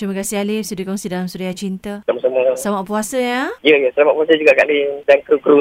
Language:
Malay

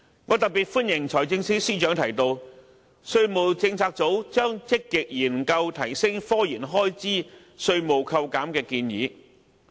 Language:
Cantonese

